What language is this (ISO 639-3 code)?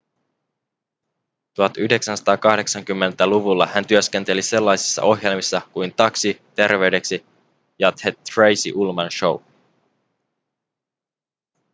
fin